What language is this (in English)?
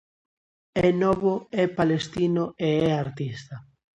Galician